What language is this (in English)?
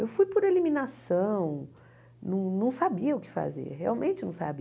Portuguese